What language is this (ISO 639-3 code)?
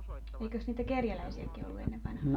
fin